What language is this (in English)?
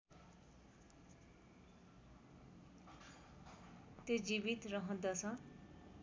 Nepali